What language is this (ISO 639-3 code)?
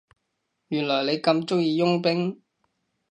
yue